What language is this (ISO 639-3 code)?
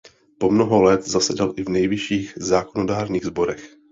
ces